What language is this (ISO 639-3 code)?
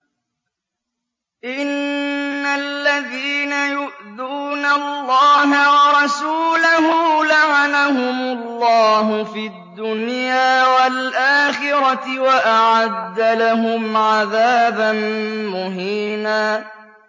ara